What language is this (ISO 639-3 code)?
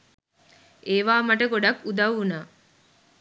sin